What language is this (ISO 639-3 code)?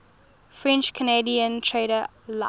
eng